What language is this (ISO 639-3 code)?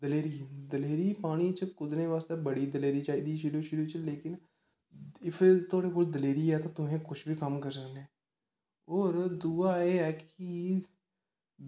doi